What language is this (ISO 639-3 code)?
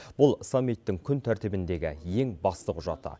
kaz